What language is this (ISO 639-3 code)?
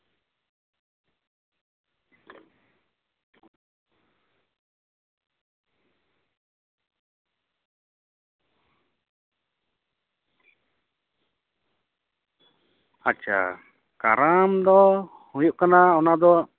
sat